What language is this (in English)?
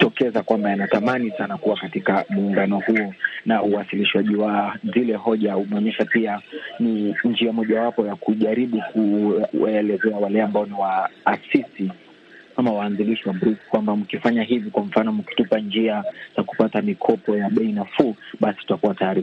Swahili